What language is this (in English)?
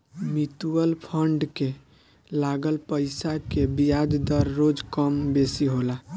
Bhojpuri